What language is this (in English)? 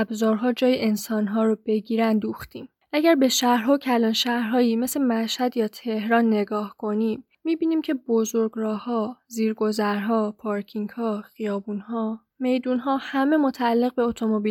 Persian